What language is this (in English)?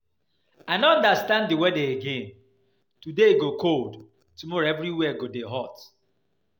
Nigerian Pidgin